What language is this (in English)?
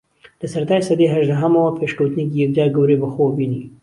Central Kurdish